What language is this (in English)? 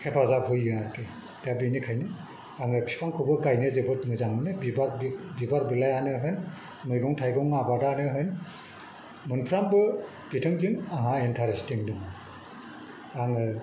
Bodo